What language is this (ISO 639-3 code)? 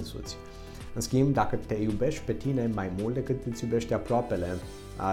ron